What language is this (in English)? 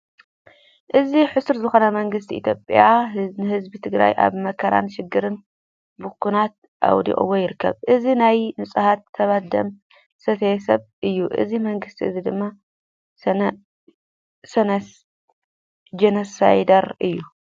Tigrinya